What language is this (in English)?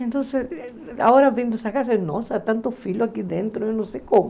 Portuguese